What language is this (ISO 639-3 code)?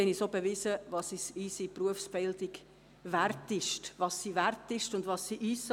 gsw